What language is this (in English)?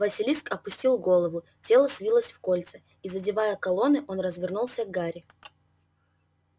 Russian